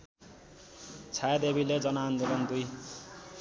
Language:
Nepali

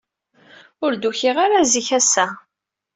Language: Kabyle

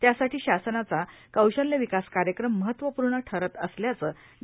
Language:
Marathi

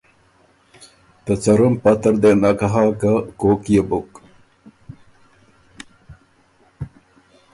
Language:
Ormuri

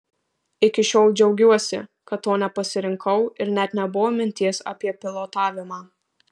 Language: Lithuanian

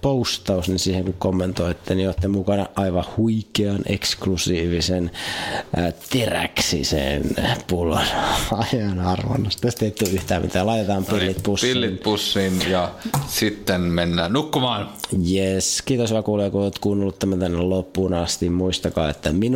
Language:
Finnish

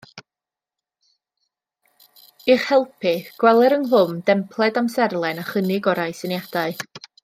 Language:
Welsh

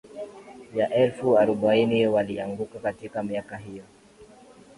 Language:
Swahili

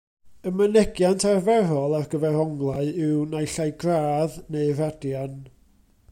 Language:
Welsh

